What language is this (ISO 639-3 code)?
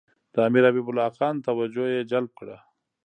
pus